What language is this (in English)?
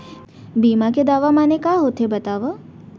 Chhattisgarhi